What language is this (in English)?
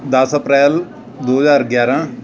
Punjabi